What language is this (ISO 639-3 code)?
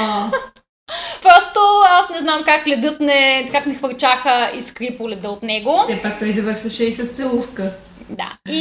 bul